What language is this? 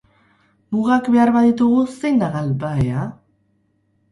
Basque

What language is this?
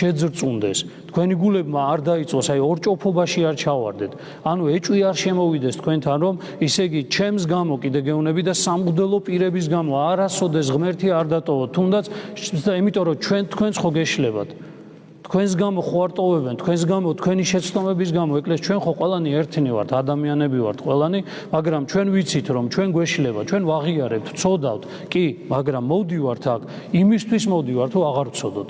Turkish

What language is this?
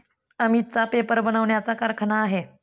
Marathi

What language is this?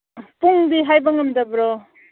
Manipuri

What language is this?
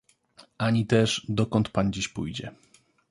Polish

